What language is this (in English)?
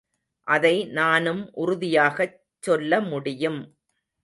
Tamil